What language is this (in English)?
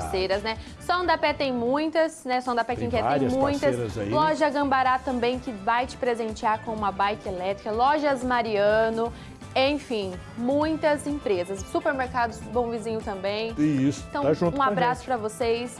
Portuguese